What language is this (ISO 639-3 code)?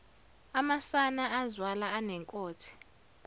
zul